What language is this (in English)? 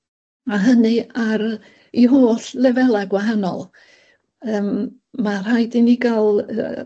Welsh